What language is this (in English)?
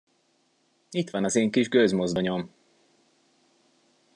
Hungarian